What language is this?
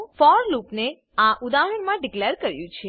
Gujarati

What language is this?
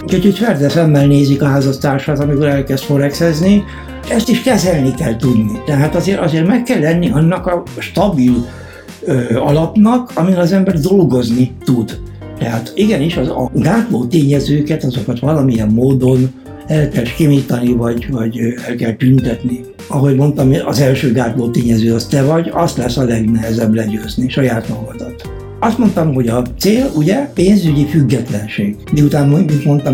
Hungarian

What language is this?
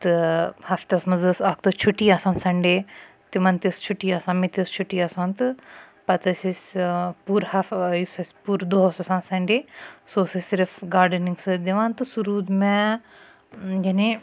Kashmiri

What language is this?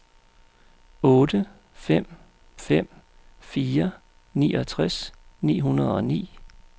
Danish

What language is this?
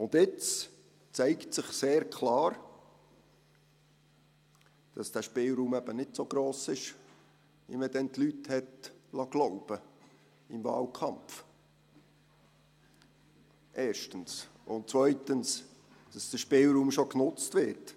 Swiss German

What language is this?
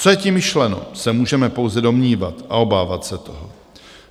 Czech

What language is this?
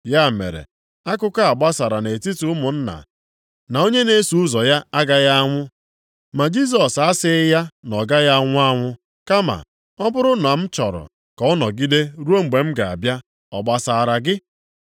Igbo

